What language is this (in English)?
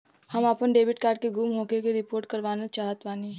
Bhojpuri